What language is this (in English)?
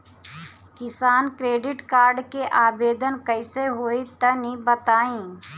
Bhojpuri